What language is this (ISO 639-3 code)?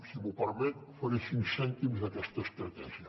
cat